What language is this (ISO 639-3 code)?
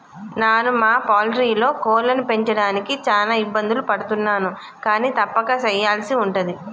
tel